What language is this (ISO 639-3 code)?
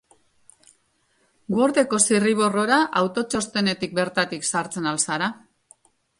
eus